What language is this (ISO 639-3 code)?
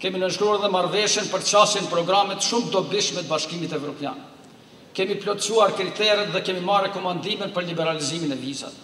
ron